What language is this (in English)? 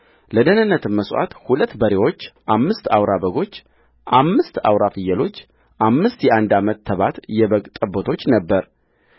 Amharic